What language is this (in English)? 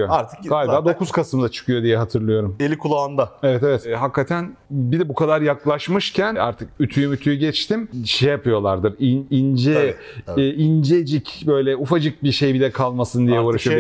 Turkish